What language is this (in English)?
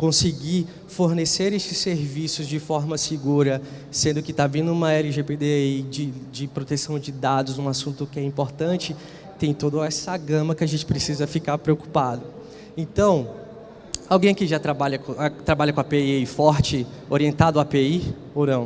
Portuguese